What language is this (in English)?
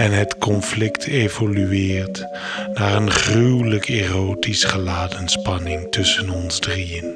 Dutch